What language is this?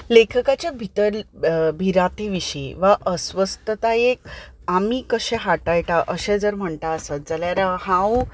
Konkani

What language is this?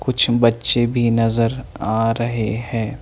Hindi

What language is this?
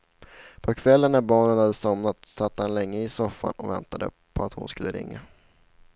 Swedish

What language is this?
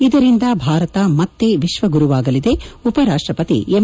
Kannada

